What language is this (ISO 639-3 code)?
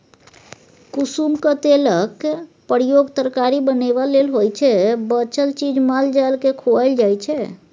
mai